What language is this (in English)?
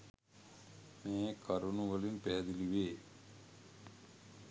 Sinhala